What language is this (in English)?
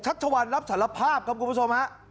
Thai